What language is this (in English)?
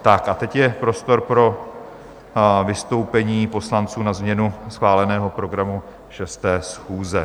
Czech